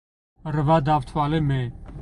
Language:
Georgian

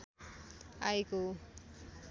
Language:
Nepali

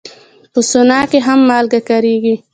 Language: Pashto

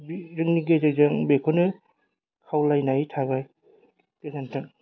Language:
Bodo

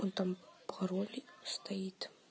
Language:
Russian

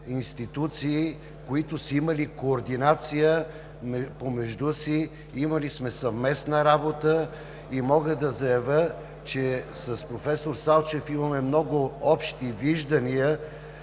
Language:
Bulgarian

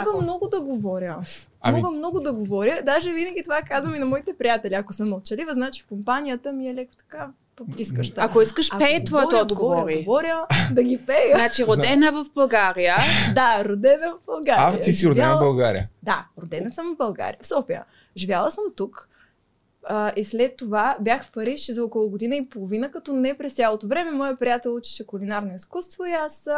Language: Bulgarian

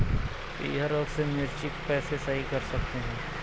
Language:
Hindi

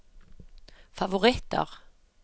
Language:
Norwegian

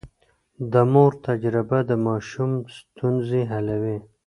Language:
Pashto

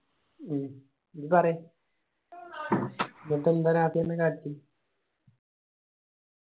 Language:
Malayalam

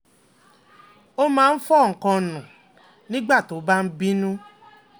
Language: Yoruba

